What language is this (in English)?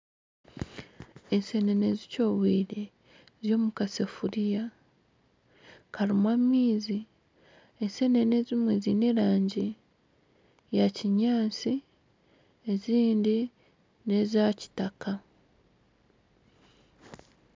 Nyankole